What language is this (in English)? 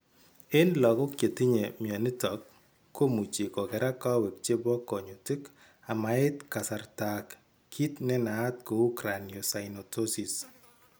Kalenjin